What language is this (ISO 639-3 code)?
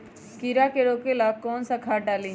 mag